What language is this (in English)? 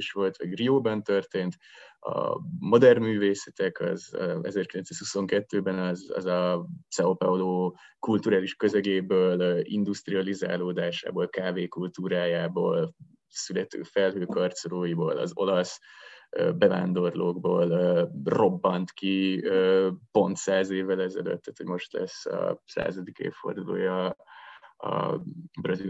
Hungarian